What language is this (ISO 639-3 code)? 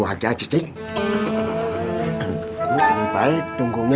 ind